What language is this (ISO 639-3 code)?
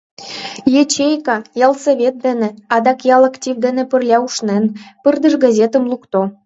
chm